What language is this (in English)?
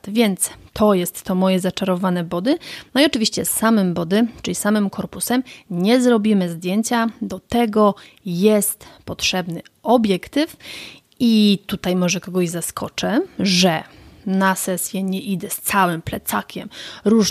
Polish